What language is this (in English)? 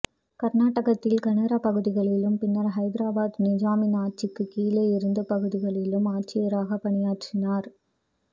Tamil